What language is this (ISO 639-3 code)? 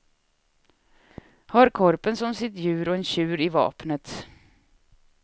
swe